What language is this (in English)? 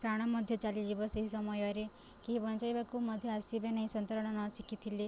Odia